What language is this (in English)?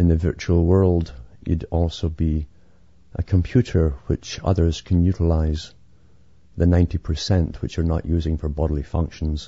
English